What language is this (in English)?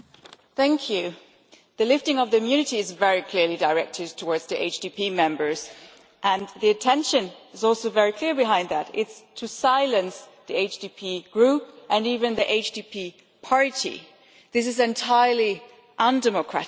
English